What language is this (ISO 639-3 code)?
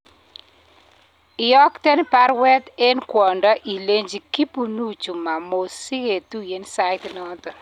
kln